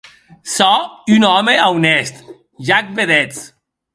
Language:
Occitan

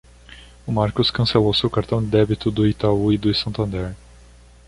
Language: Portuguese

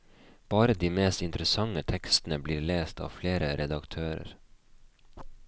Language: Norwegian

